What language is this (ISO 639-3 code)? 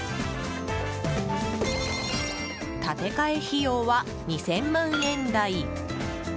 jpn